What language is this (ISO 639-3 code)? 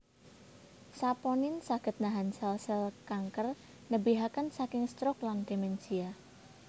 jav